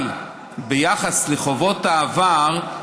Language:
Hebrew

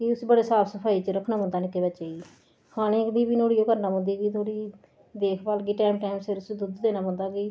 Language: Dogri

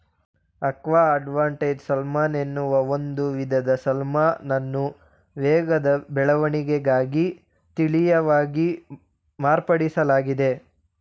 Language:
Kannada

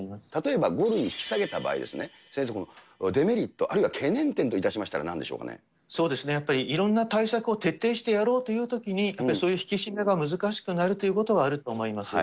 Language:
Japanese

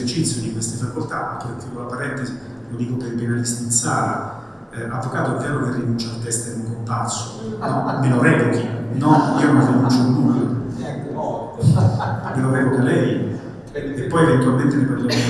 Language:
Italian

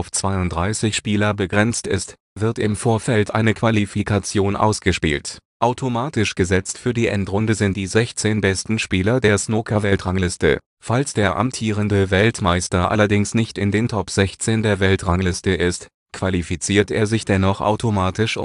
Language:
German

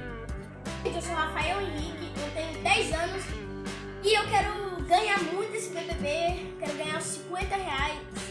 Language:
Portuguese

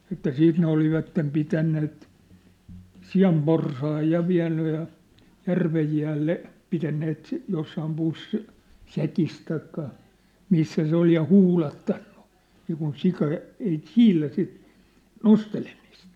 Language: Finnish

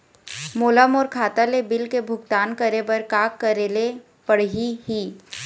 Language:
Chhattisgarhi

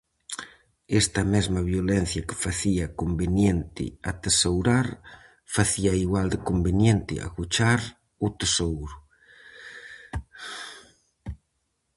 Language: Galician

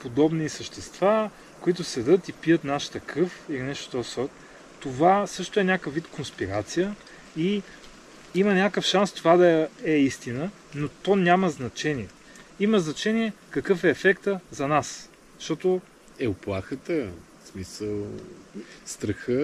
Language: Bulgarian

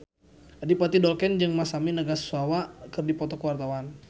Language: Sundanese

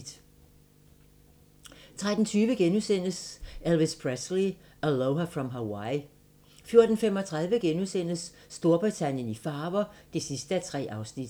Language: Danish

